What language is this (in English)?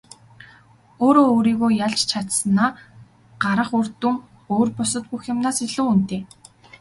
Mongolian